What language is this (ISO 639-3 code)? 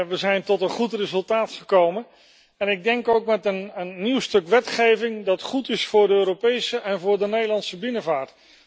nld